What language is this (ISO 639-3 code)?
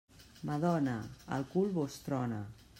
cat